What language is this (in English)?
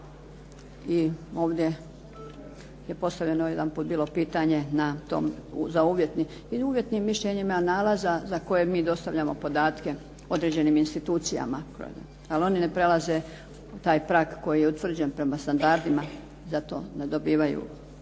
Croatian